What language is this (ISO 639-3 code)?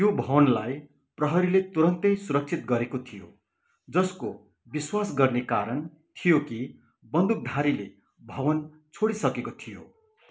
nep